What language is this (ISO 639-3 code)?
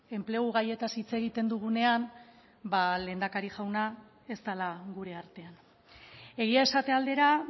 eus